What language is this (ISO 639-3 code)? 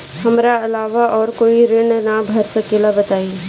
bho